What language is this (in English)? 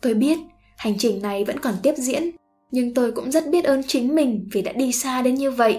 Vietnamese